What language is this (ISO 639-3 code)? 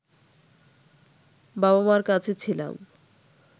ben